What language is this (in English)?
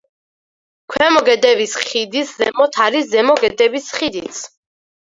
Georgian